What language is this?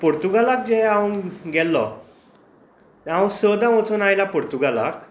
Konkani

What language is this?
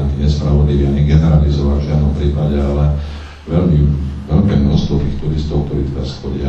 Slovak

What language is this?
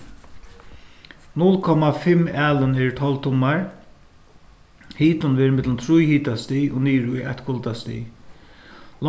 Faroese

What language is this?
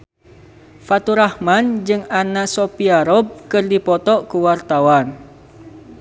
Sundanese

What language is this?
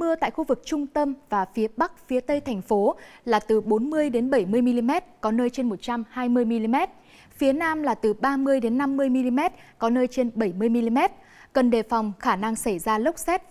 Vietnamese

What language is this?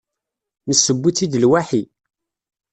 Kabyle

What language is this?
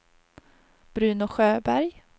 Swedish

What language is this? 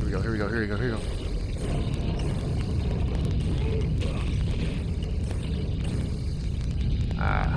English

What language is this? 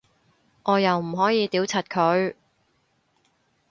Cantonese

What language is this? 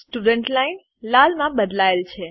Gujarati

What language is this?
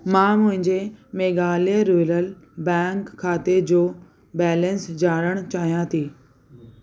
Sindhi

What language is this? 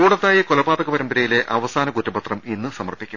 Malayalam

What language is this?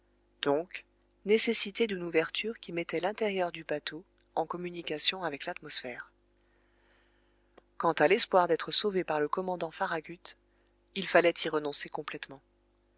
French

